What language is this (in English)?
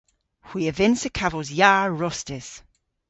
Cornish